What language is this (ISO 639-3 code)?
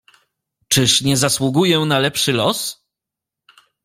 pol